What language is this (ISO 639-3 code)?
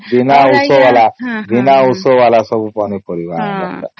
ori